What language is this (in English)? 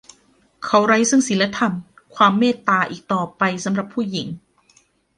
Thai